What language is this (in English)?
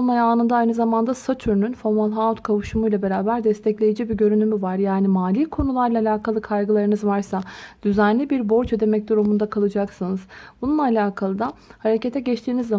Turkish